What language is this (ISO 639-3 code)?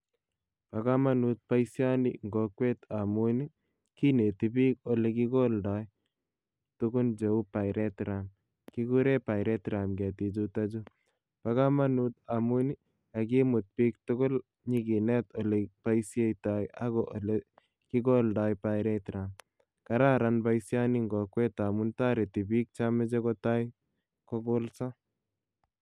kln